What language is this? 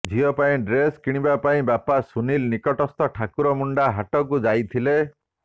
Odia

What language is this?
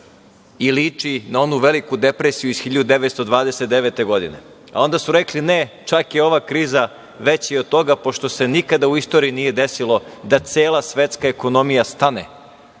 Serbian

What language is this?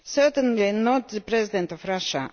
English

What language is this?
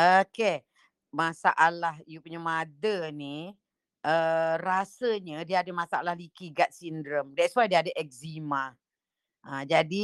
Malay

